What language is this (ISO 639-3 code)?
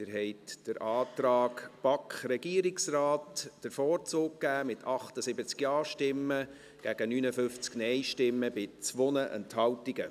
gsw